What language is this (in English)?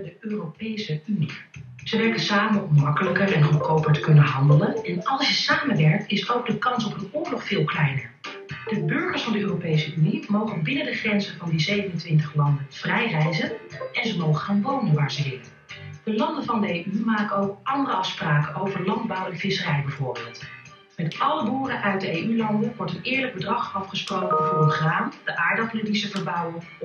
Dutch